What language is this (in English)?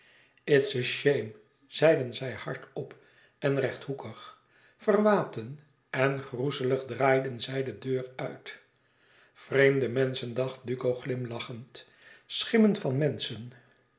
Dutch